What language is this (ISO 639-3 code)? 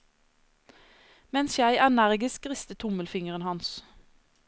nor